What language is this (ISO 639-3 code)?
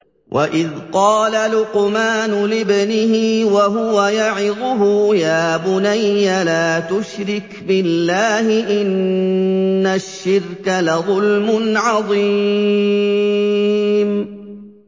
ara